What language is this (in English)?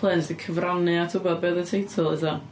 Welsh